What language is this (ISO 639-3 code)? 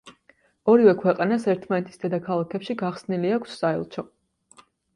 kat